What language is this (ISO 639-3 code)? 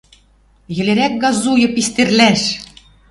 mrj